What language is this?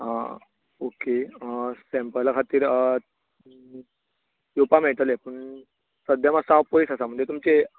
Konkani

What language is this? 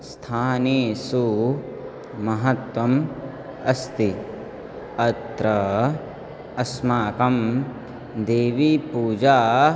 Sanskrit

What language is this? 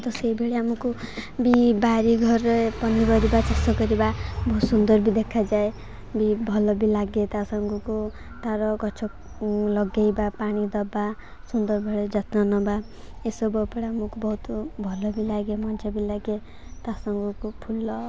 Odia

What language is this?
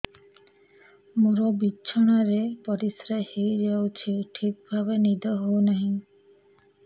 Odia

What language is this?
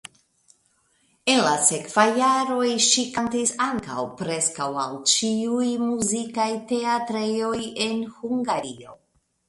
Esperanto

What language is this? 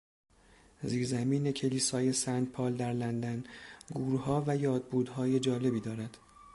Persian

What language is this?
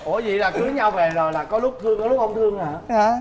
Vietnamese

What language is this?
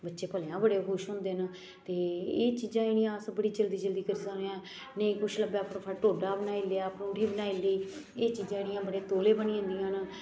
Dogri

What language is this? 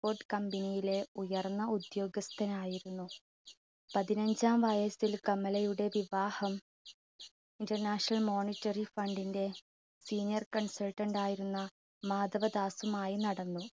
Malayalam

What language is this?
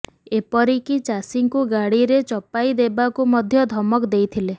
Odia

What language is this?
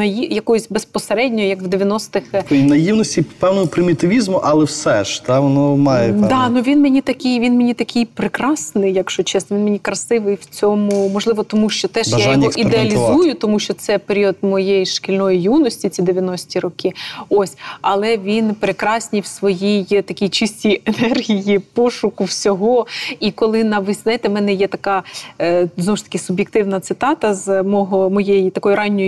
Ukrainian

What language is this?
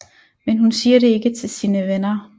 Danish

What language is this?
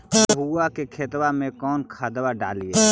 Magahi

